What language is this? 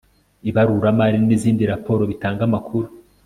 Kinyarwanda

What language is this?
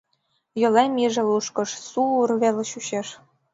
Mari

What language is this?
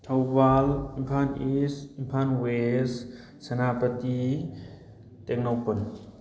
Manipuri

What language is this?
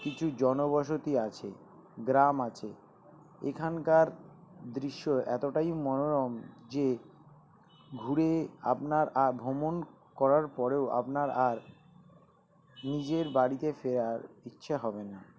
Bangla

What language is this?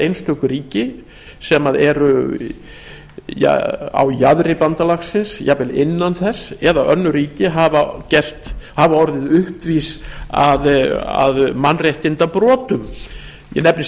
Icelandic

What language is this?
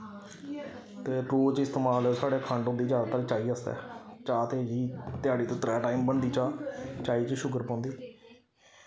Dogri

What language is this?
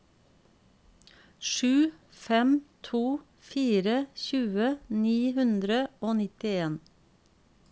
Norwegian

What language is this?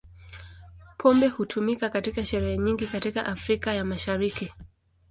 Swahili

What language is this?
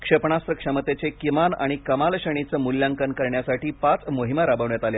Marathi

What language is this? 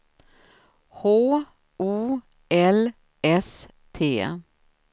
Swedish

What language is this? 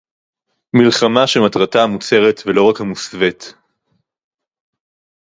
Hebrew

